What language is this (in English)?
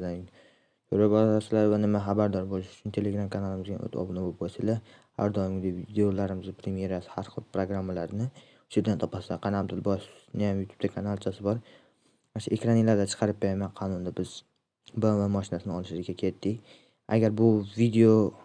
Uzbek